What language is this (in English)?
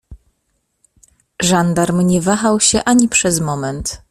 Polish